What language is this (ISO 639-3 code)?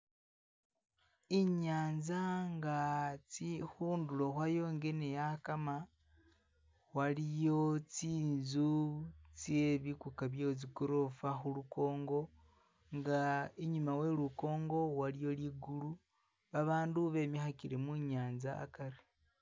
myx